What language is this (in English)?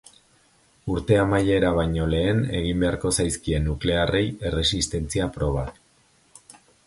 Basque